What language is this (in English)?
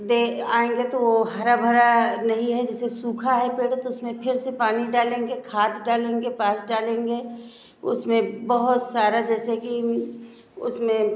Hindi